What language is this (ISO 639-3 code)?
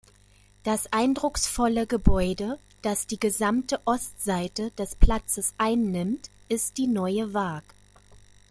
deu